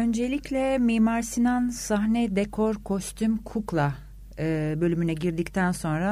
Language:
Turkish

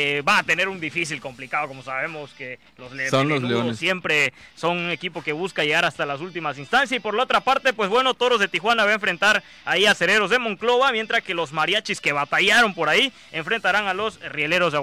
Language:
Spanish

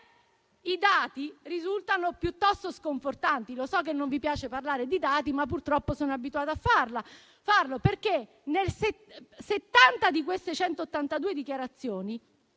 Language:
Italian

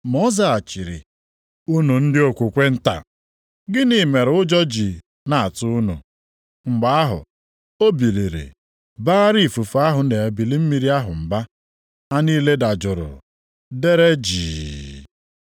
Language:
Igbo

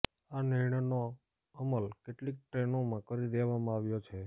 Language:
Gujarati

